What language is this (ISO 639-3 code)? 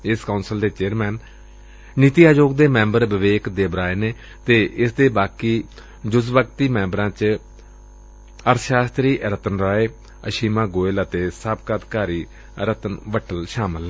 pan